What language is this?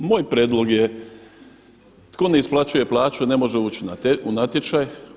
Croatian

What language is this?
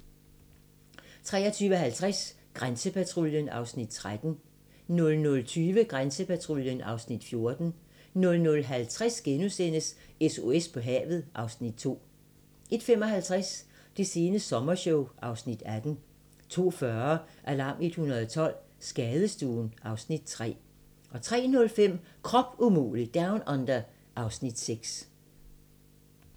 Danish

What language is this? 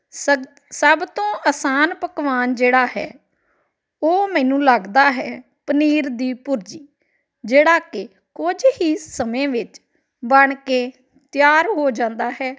Punjabi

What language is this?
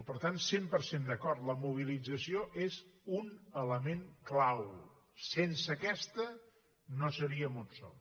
Catalan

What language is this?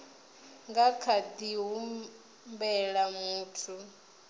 Venda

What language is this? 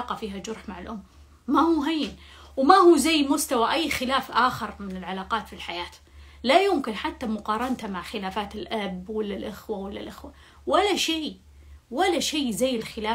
Arabic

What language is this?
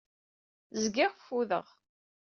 Kabyle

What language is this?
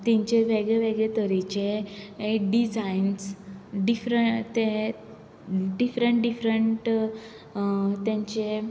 Konkani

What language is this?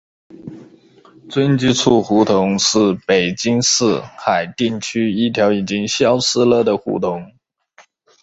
Chinese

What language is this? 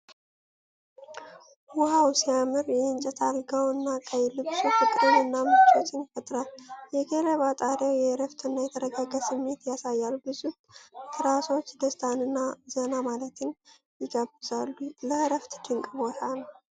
Amharic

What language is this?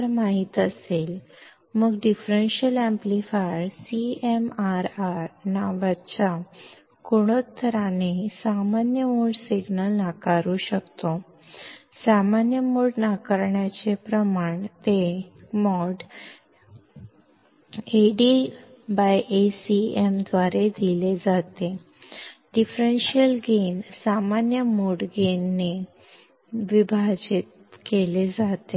Kannada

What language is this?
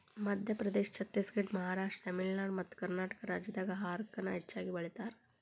Kannada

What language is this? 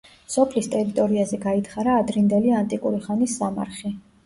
Georgian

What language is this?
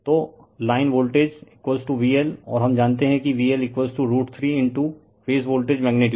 Hindi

